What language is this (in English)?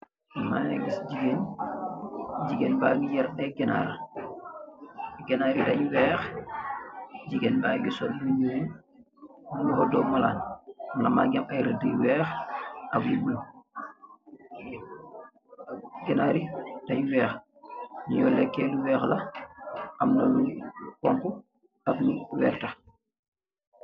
Wolof